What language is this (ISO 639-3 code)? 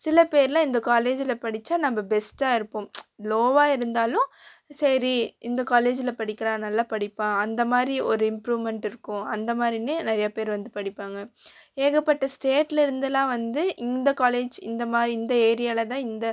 tam